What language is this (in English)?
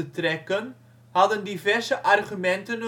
Dutch